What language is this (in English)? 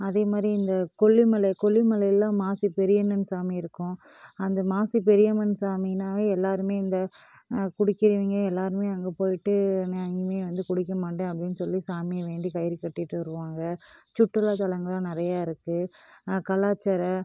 Tamil